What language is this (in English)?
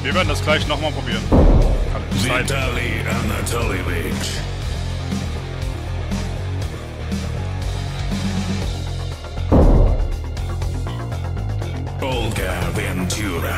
German